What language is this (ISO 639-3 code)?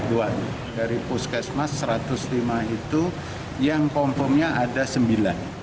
ind